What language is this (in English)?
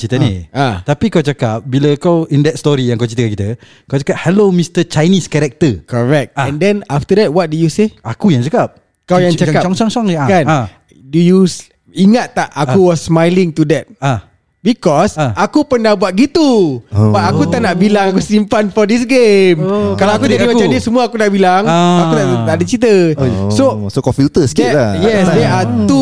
Malay